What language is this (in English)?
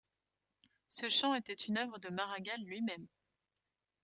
French